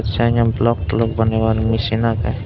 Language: Chakma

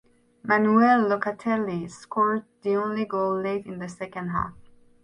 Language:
English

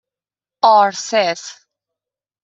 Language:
Persian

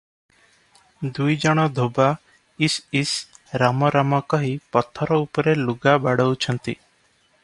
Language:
Odia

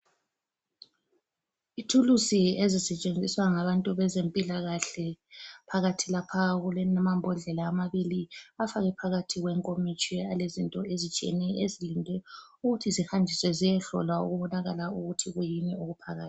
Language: North Ndebele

